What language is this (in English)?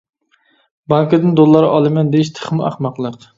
Uyghur